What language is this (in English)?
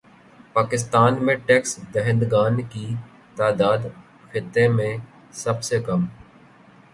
Urdu